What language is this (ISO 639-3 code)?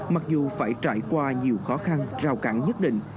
vie